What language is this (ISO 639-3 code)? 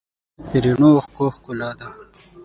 pus